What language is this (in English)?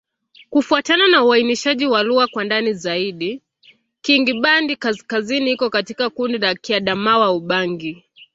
Swahili